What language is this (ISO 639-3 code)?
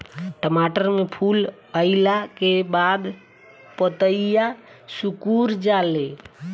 bho